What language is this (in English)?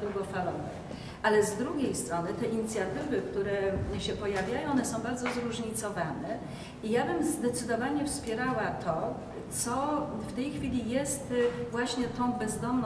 Polish